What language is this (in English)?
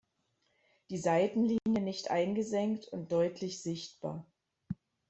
German